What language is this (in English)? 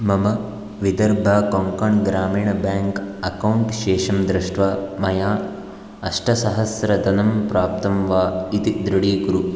Sanskrit